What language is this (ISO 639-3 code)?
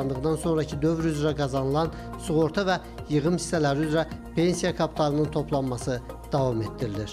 tur